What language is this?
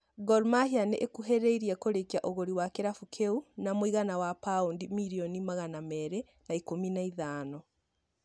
Kikuyu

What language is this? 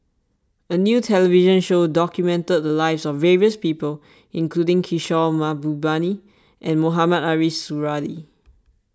English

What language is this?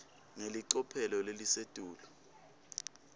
Swati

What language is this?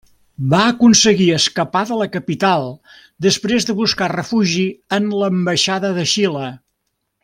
Catalan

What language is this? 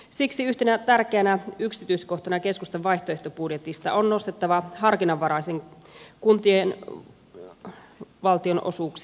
Finnish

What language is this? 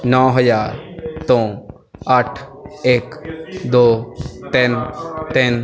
Punjabi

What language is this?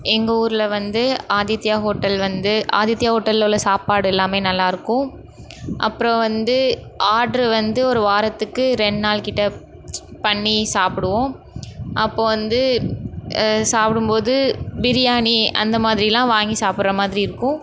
Tamil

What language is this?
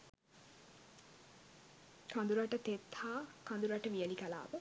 Sinhala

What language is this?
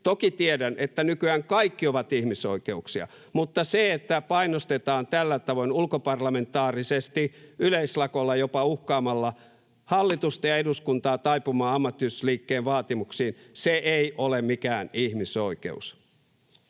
Finnish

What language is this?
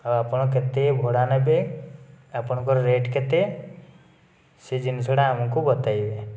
Odia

